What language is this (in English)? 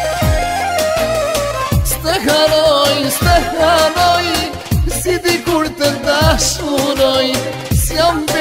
Romanian